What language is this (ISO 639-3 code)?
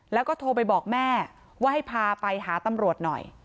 tha